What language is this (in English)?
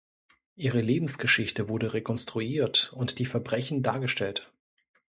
German